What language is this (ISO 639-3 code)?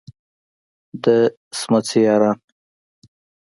pus